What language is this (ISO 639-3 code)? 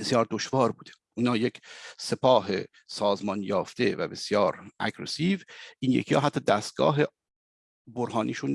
fas